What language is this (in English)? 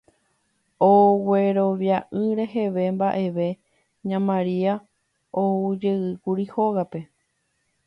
Guarani